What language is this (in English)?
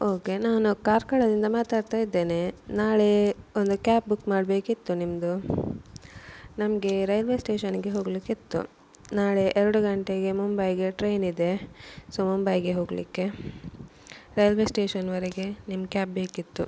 Kannada